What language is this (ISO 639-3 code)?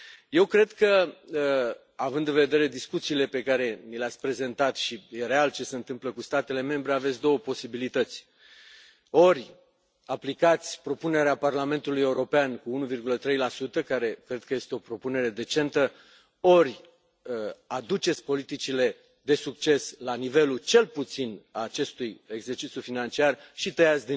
ron